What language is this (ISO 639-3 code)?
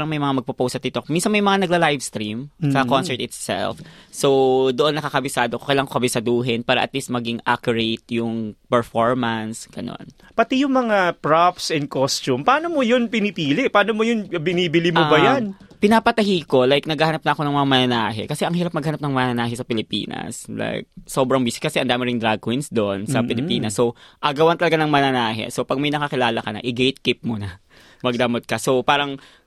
fil